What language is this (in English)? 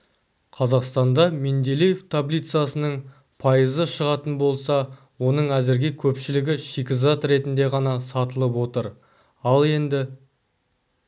Kazakh